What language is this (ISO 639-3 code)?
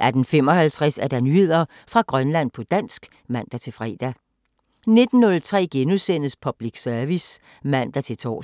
dan